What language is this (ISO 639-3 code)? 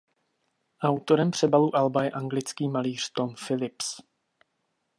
ces